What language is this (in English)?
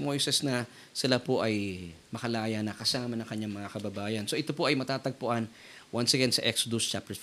Filipino